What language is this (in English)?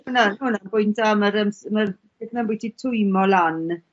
Welsh